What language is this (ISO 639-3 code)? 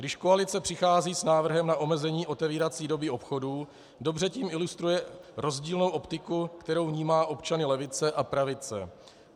ces